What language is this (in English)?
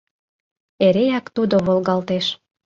Mari